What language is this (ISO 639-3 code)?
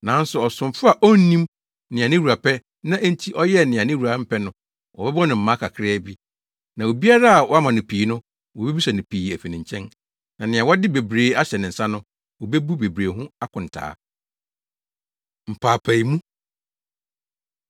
aka